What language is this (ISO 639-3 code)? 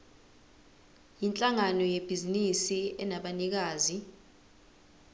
zul